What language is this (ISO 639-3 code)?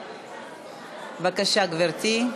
heb